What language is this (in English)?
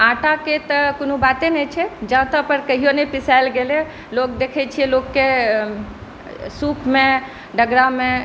Maithili